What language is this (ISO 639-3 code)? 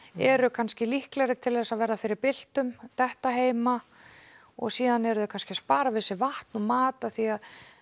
isl